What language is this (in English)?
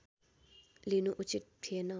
Nepali